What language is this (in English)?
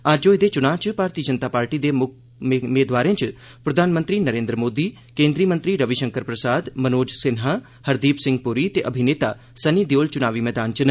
Dogri